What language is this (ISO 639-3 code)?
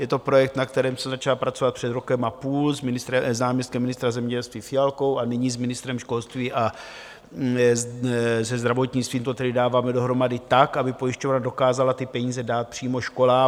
ces